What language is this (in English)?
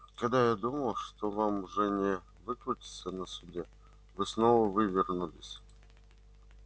Russian